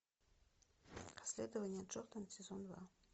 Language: Russian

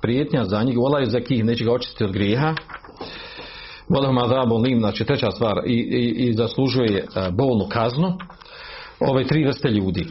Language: Croatian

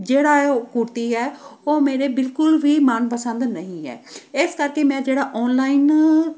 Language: Punjabi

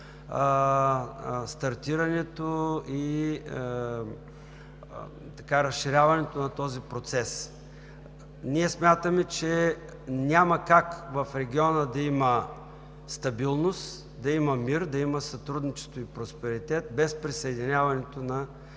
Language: Bulgarian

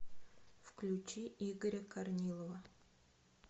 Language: Russian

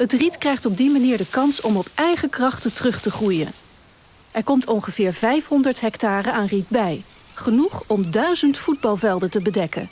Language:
Dutch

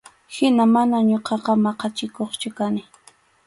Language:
Arequipa-La Unión Quechua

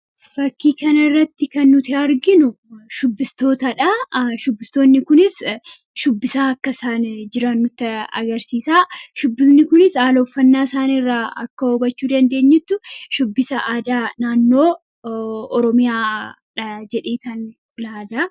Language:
Oromo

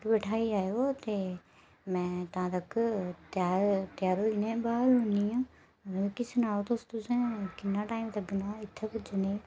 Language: Dogri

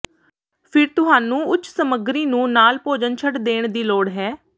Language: Punjabi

